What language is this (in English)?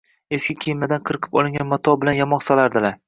Uzbek